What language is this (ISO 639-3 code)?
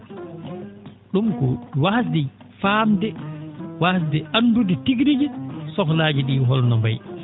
ful